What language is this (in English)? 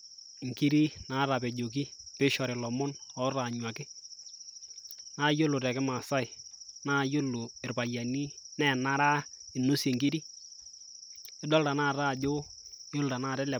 Masai